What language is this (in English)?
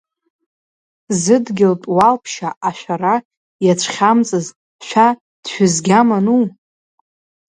Abkhazian